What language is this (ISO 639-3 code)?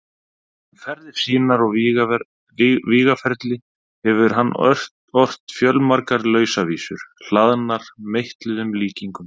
isl